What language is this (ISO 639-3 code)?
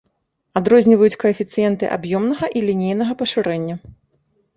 bel